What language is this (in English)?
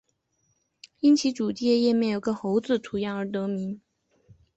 Chinese